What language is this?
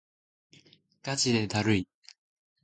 Japanese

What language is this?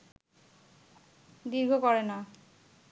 Bangla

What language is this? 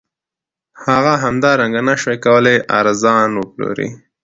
Pashto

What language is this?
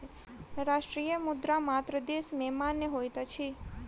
Maithili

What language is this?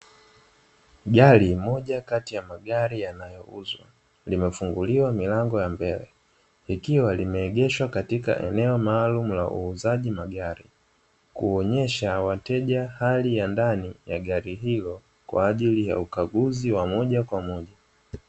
Swahili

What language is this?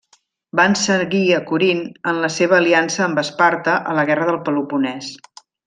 Catalan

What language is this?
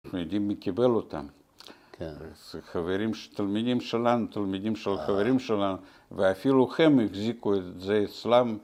Hebrew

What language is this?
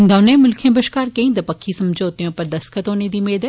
Dogri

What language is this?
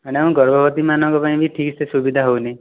Odia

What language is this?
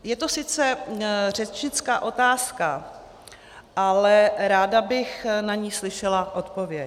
Czech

